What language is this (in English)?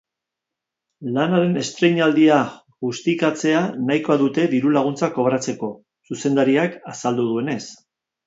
Basque